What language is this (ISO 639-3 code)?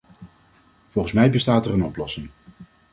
nld